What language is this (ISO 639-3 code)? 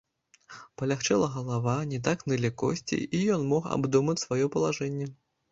bel